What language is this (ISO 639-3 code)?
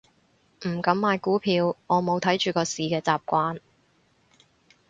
yue